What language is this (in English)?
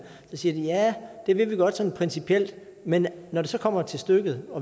Danish